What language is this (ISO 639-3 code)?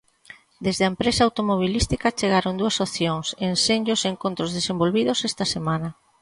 glg